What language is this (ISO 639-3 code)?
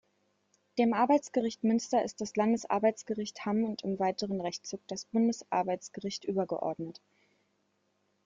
deu